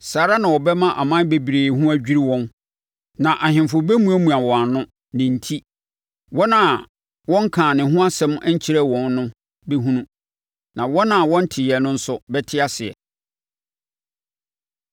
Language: Akan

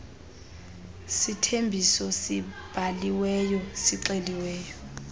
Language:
Xhosa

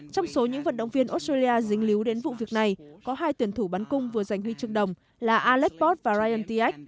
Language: Vietnamese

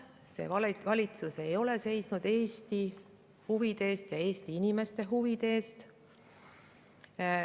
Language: Estonian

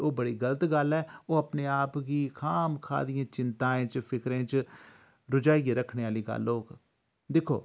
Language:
Dogri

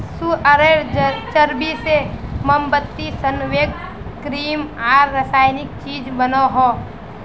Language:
Magahi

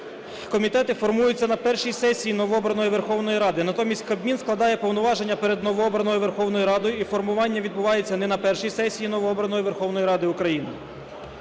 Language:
Ukrainian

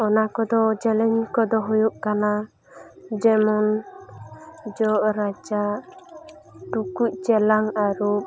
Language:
Santali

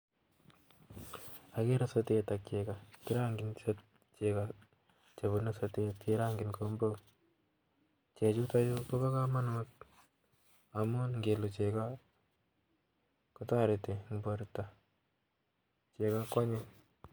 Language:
Kalenjin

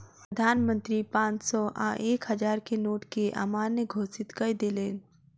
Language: Maithili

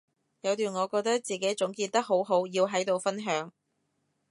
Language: Cantonese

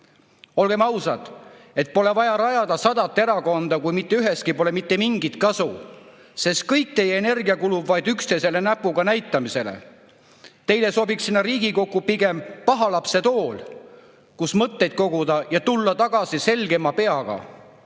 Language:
Estonian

